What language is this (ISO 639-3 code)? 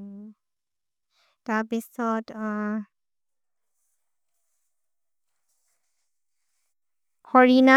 mrr